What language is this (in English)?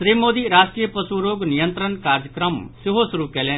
Maithili